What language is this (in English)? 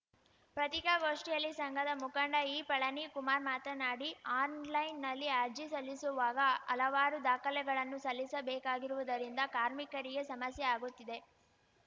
Kannada